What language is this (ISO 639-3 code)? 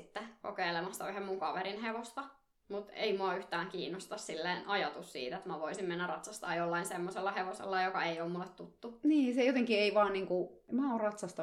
fin